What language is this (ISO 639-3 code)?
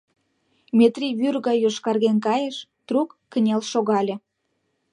chm